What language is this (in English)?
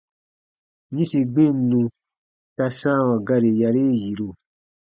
Baatonum